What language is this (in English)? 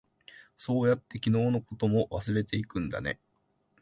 Japanese